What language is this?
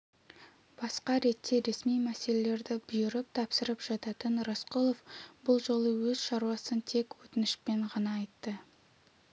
Kazakh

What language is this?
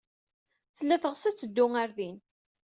Kabyle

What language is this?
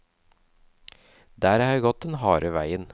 Norwegian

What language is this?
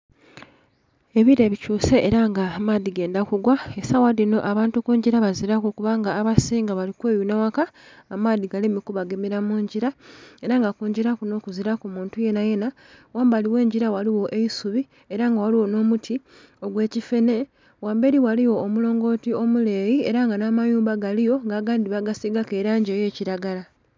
Soga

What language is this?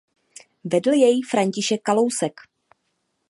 Czech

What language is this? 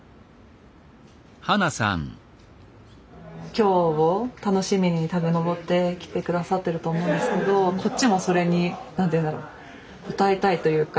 Japanese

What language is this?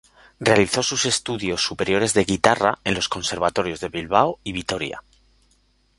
Spanish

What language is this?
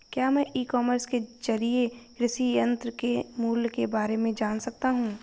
Hindi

